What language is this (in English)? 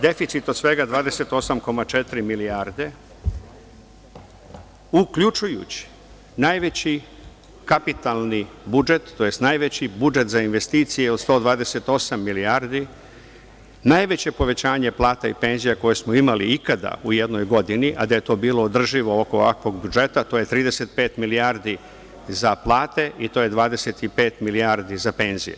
Serbian